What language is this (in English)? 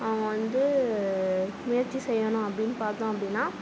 Tamil